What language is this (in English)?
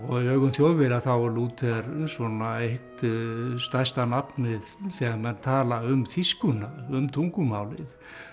Icelandic